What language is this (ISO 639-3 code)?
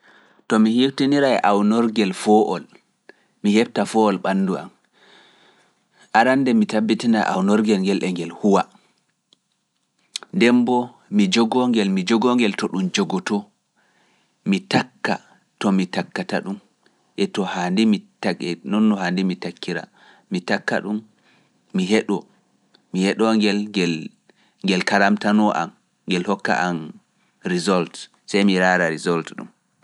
ful